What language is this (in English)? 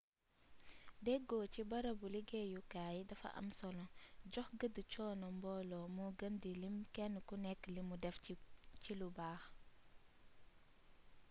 Wolof